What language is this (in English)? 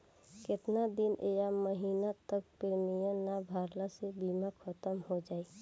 Bhojpuri